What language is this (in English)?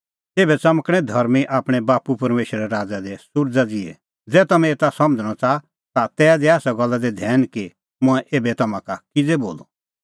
Kullu Pahari